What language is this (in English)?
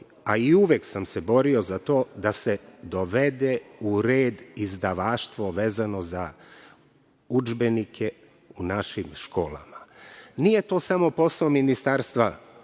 Serbian